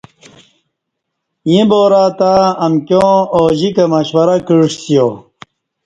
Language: Kati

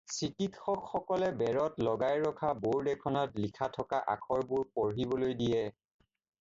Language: Assamese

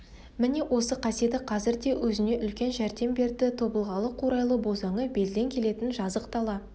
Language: Kazakh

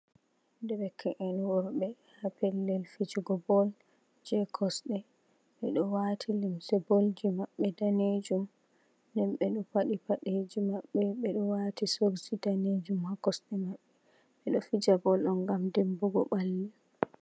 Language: Fula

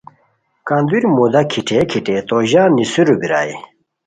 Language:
Khowar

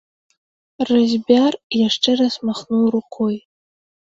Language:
Belarusian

